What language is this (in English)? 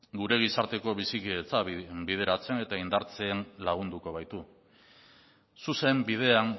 Basque